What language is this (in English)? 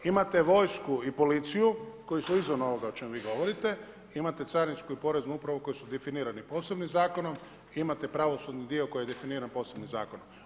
Croatian